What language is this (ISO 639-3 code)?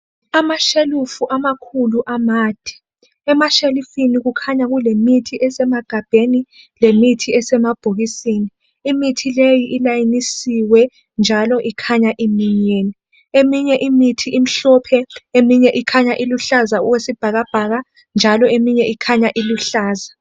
nde